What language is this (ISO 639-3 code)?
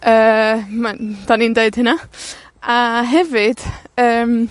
cym